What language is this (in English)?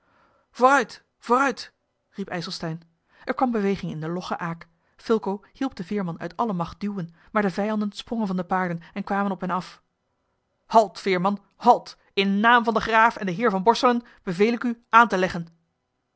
Dutch